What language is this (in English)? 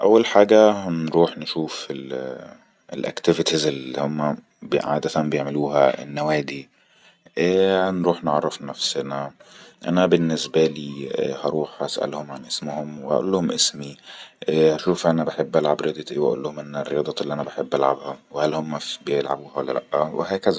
Egyptian Arabic